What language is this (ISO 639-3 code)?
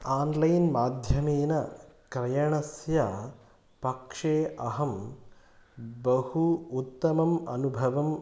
san